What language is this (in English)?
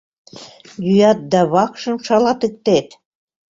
Mari